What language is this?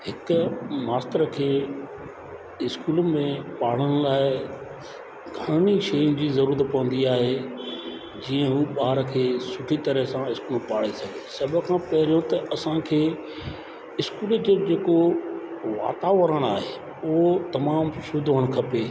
Sindhi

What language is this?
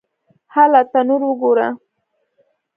Pashto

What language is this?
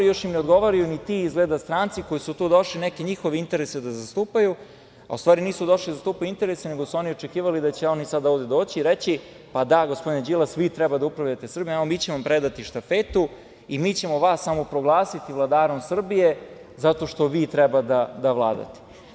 Serbian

